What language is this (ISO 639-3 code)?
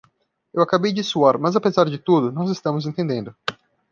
por